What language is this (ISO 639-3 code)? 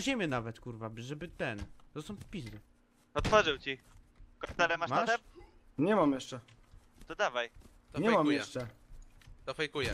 pol